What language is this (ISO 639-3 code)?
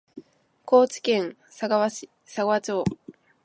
jpn